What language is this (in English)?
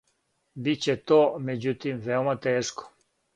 Serbian